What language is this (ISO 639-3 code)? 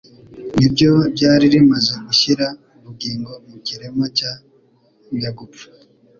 kin